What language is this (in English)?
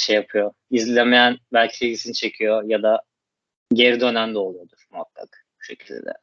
Turkish